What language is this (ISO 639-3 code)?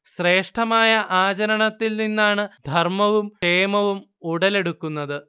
mal